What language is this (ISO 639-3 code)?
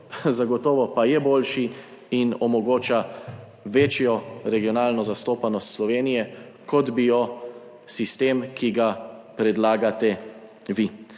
slv